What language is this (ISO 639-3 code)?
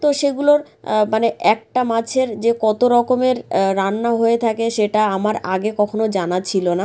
ben